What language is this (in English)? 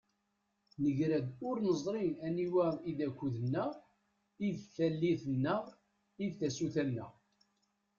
Kabyle